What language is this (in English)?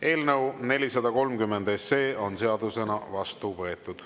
Estonian